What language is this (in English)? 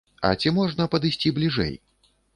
Belarusian